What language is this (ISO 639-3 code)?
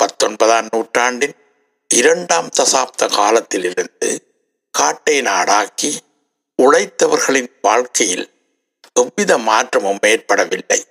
tam